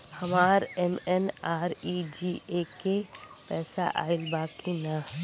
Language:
Bhojpuri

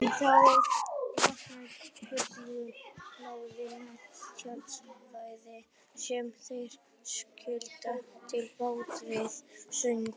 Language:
Icelandic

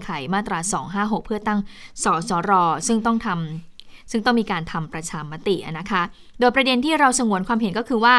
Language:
Thai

